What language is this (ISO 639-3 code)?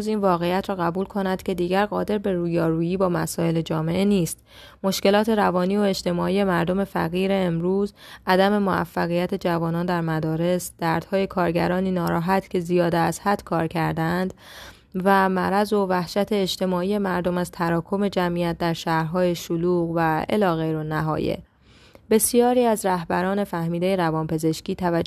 fas